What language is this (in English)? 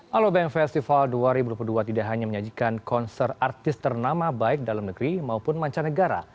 Indonesian